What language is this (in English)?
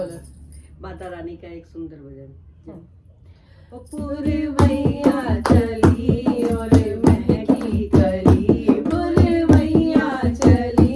Hindi